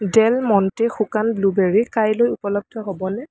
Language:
Assamese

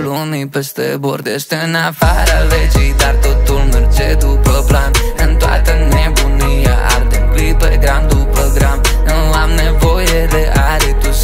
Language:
Romanian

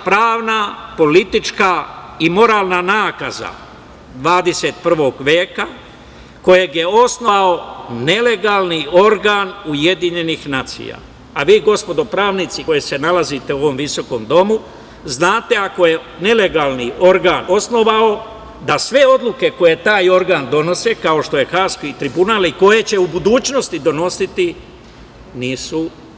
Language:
Serbian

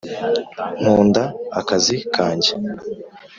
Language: Kinyarwanda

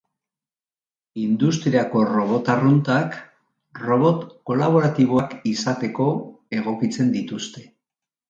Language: Basque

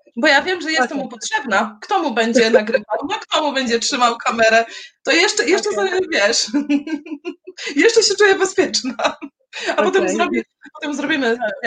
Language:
Polish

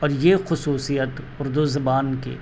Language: Urdu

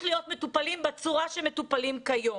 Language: Hebrew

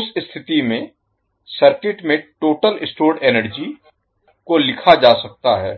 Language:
Hindi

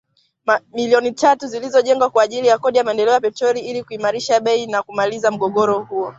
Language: Swahili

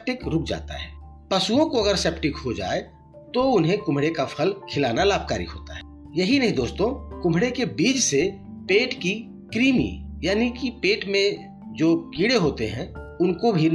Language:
Hindi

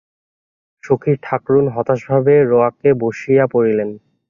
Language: Bangla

